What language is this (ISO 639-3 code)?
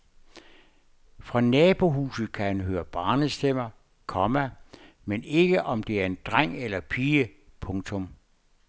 dan